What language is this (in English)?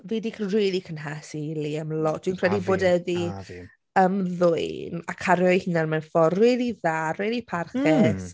Welsh